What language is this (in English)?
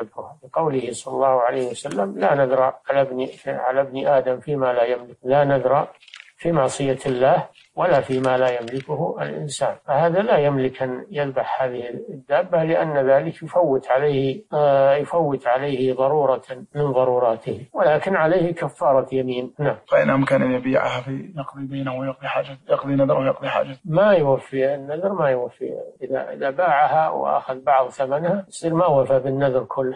Arabic